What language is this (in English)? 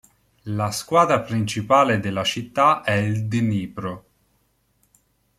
Italian